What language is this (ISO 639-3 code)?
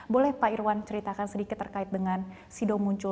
ind